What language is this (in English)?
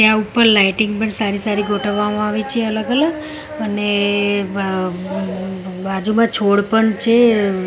Gujarati